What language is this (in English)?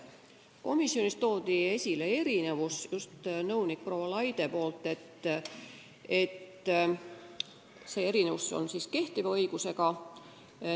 Estonian